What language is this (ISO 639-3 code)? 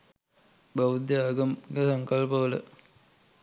sin